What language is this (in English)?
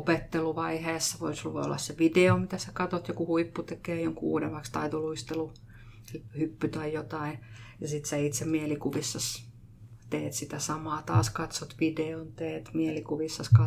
Finnish